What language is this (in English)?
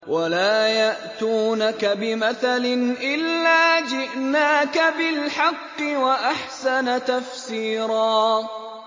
Arabic